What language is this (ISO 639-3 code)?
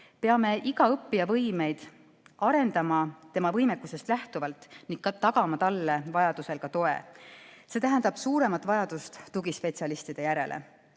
est